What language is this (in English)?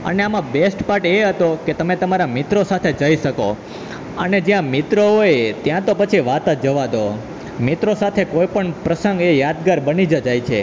Gujarati